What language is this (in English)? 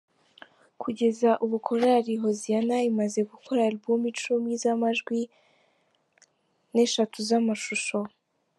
Kinyarwanda